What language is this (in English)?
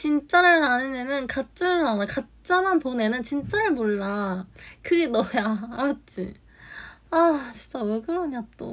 Korean